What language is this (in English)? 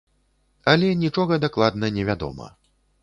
Belarusian